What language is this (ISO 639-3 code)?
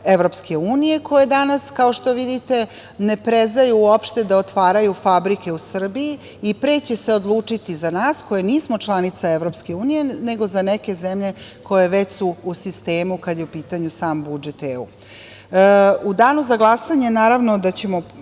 srp